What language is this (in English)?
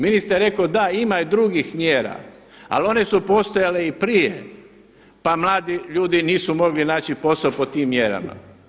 Croatian